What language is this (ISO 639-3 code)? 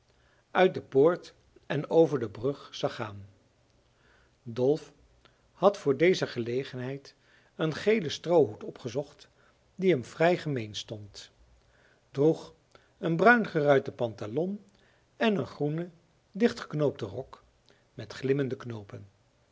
nld